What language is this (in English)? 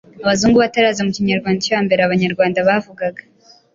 Kinyarwanda